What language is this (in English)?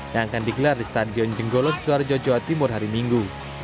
Indonesian